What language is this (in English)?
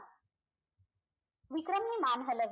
Marathi